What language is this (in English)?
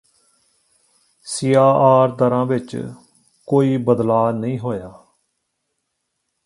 Punjabi